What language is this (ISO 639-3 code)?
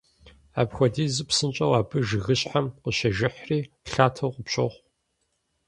kbd